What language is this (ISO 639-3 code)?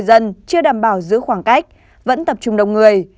vie